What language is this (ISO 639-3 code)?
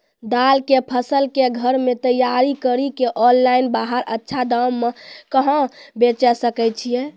mai